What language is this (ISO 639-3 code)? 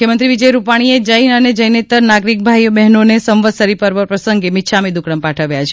guj